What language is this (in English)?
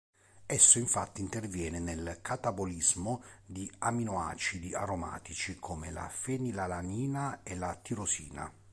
Italian